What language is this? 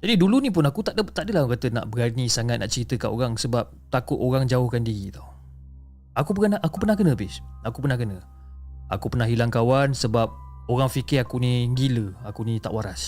Malay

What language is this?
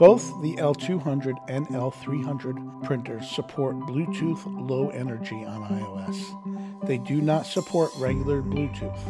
English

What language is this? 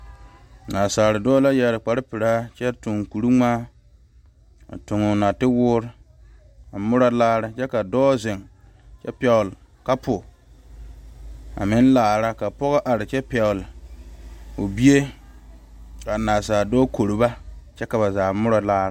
Southern Dagaare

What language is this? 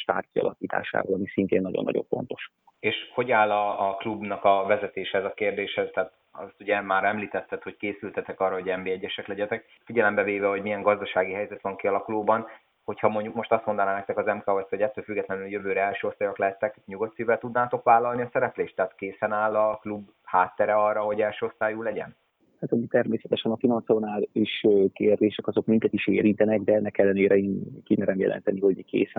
Hungarian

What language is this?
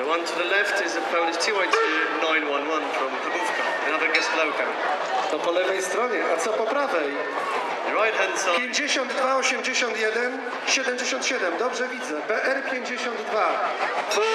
Polish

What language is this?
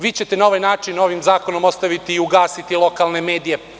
Serbian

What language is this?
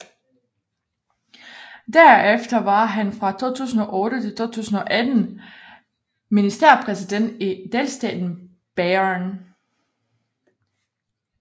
Danish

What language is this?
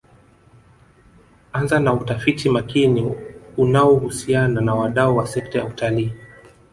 Swahili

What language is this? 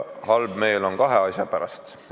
Estonian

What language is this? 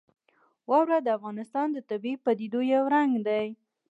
Pashto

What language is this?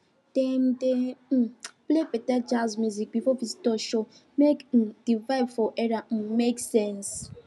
Nigerian Pidgin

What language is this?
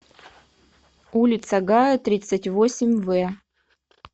Russian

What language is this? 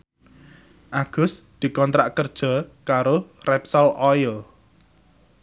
Javanese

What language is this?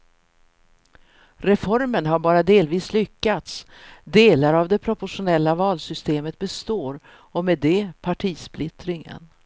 Swedish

